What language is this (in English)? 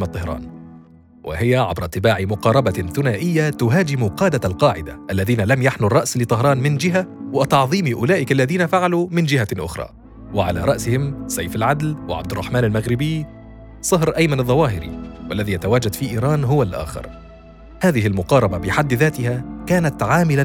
Arabic